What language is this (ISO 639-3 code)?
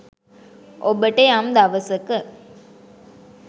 sin